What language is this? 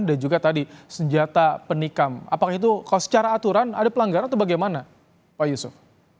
Indonesian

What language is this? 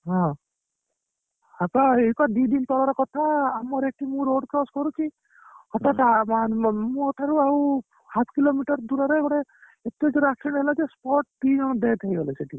Odia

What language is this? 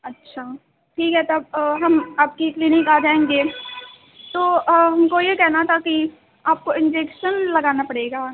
Urdu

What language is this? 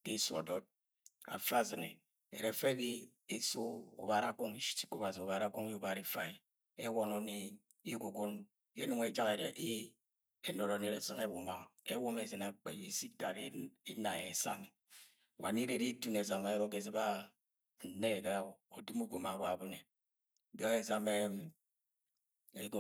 Agwagwune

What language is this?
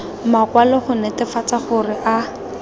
Tswana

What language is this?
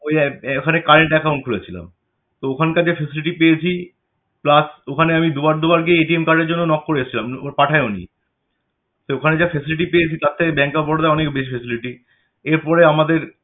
Bangla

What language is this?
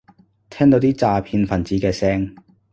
Cantonese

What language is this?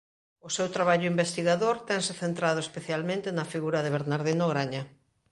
Galician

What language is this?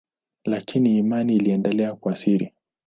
Swahili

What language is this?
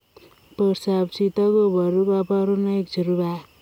Kalenjin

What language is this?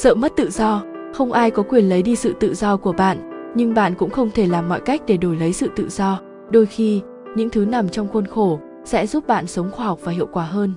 Vietnamese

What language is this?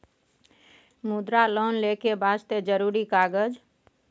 Maithili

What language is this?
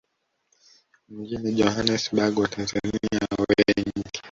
Swahili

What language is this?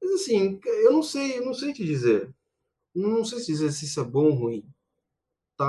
Portuguese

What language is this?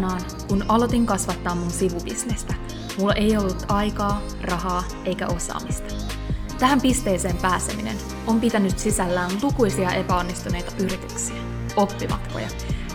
Finnish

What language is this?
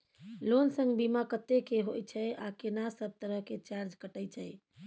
Maithili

